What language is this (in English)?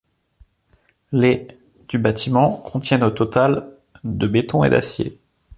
French